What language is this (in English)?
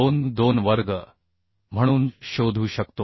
Marathi